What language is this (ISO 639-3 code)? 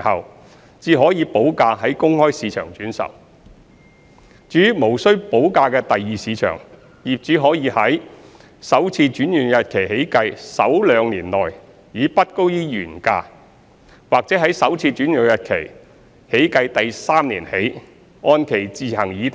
yue